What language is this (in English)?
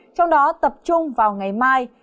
Vietnamese